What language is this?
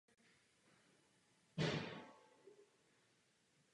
Czech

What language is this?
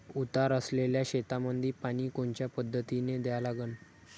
Marathi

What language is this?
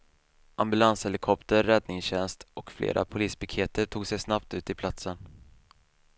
Swedish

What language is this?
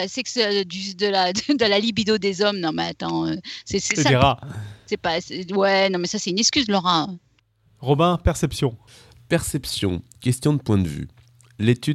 French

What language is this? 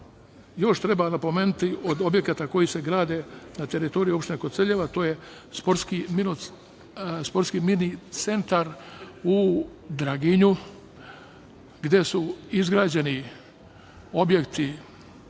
Serbian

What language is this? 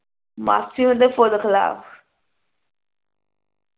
Punjabi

